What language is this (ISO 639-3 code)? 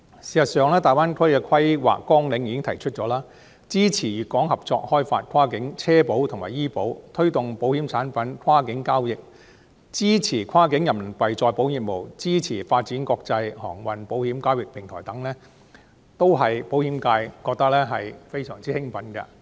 yue